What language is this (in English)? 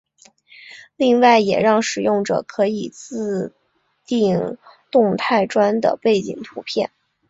Chinese